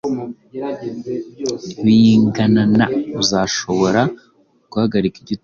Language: Kinyarwanda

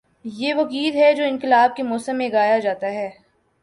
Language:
Urdu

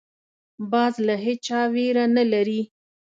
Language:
Pashto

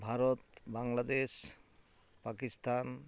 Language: Santali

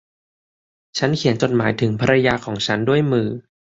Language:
Thai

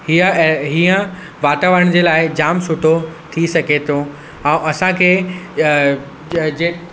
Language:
Sindhi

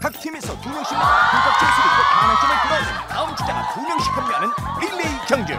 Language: Korean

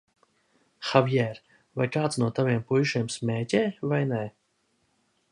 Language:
Latvian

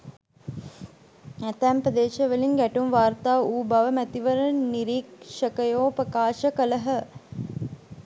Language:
Sinhala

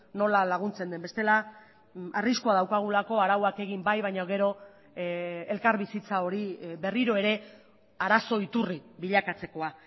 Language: Basque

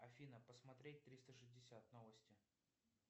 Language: Russian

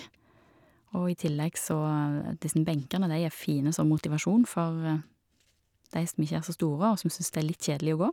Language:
Norwegian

